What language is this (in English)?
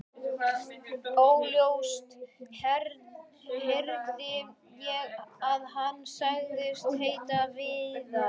Icelandic